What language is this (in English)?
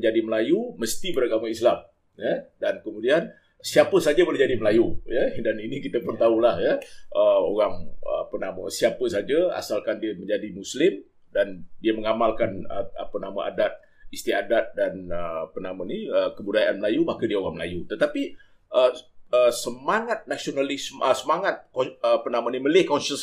Malay